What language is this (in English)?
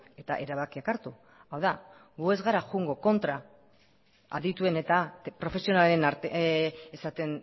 Basque